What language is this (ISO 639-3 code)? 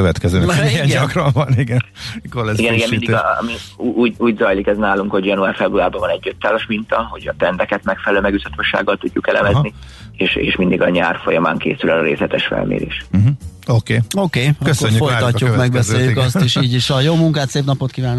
hun